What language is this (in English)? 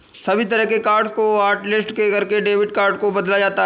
Hindi